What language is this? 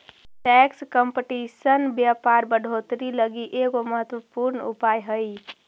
Magahi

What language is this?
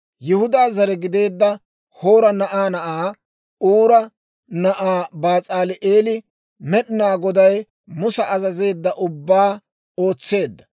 Dawro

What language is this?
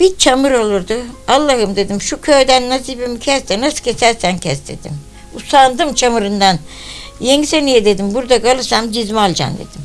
Turkish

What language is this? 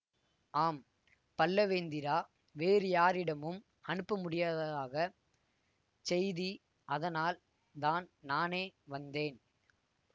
Tamil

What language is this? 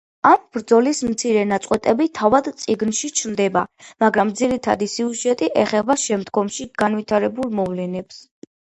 Georgian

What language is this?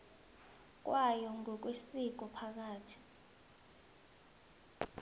South Ndebele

